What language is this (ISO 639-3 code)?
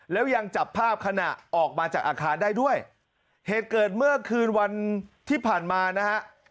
tha